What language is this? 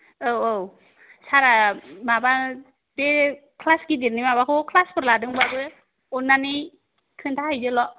Bodo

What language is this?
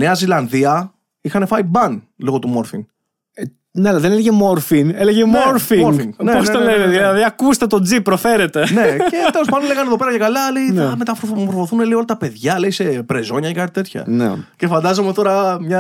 Greek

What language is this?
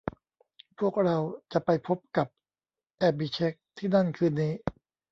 Thai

